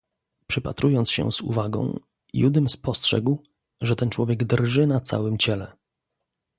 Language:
Polish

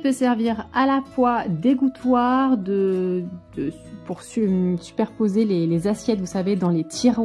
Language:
French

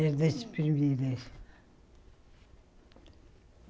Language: Portuguese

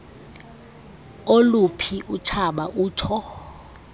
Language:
Xhosa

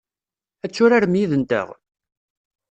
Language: Kabyle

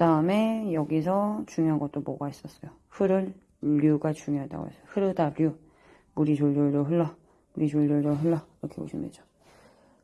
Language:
Korean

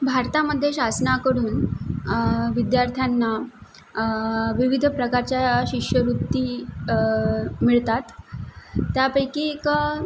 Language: Marathi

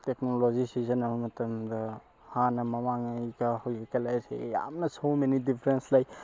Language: Manipuri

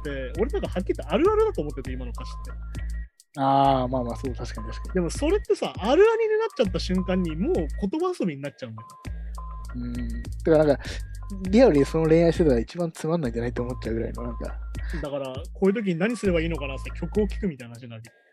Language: Japanese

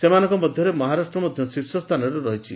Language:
Odia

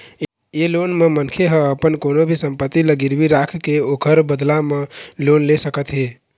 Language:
Chhattisgarhi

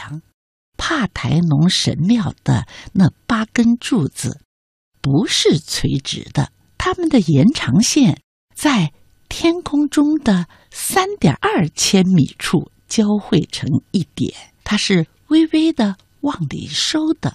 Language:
Chinese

